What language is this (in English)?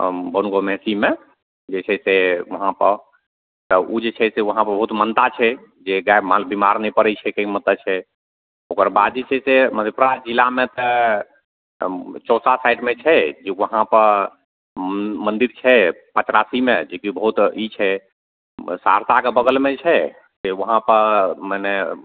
Maithili